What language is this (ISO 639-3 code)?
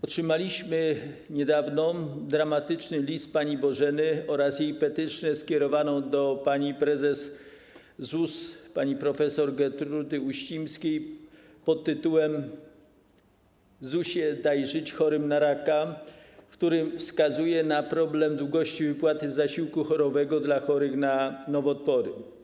pol